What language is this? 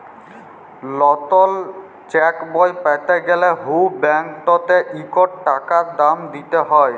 Bangla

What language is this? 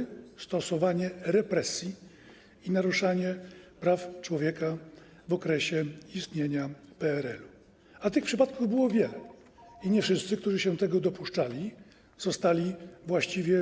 Polish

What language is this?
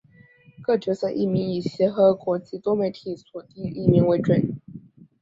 Chinese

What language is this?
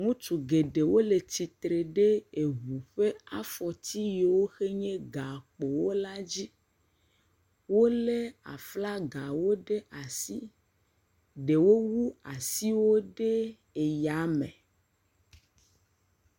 Ewe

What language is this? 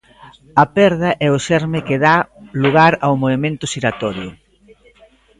Galician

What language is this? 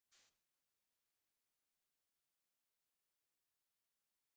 Arabic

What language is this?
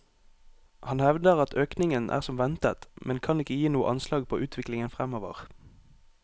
Norwegian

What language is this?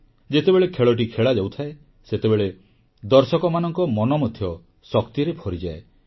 Odia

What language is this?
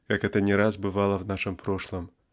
Russian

